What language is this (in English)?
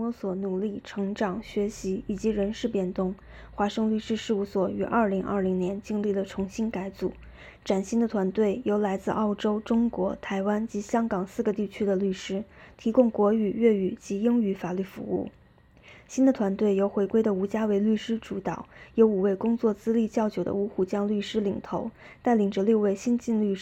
Chinese